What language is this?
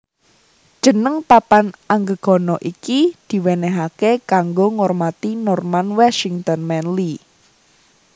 Javanese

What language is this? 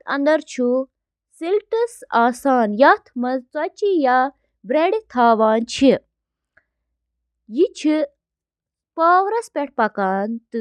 Kashmiri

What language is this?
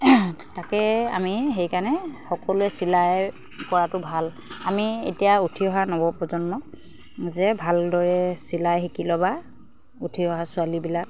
Assamese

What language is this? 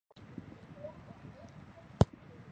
Chinese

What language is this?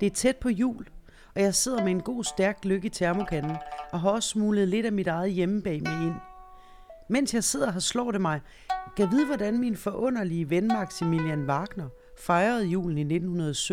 Danish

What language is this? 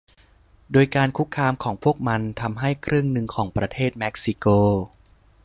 Thai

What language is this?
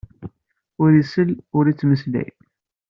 Kabyle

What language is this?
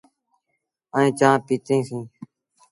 Sindhi Bhil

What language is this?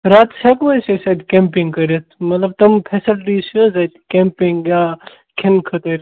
Kashmiri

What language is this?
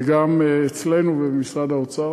Hebrew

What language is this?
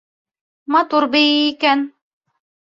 Bashkir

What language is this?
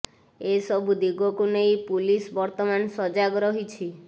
Odia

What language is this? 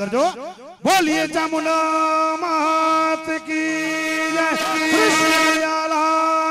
Gujarati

